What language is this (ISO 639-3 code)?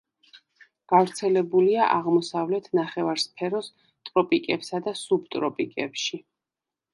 kat